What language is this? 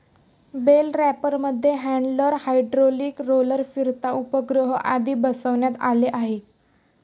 Marathi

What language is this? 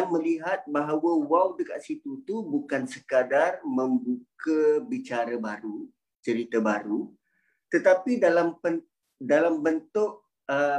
Malay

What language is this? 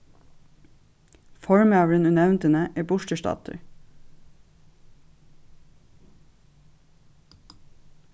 Faroese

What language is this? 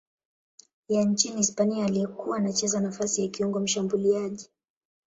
Swahili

